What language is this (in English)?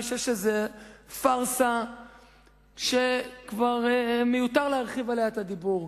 Hebrew